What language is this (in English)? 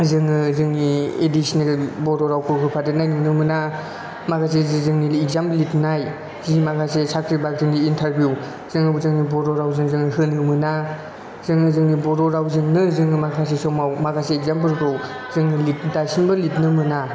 Bodo